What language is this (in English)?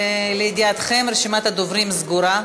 Hebrew